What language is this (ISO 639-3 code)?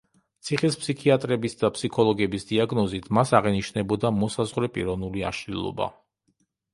kat